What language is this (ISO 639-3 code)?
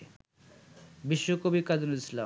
ben